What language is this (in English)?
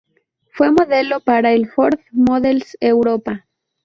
Spanish